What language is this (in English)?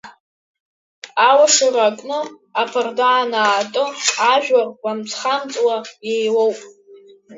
Abkhazian